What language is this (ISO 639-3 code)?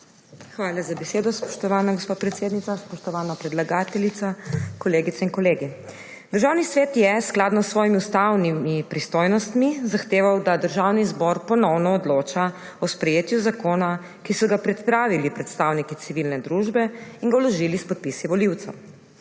slv